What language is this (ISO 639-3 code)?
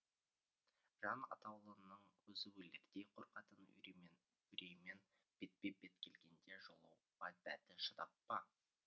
kaz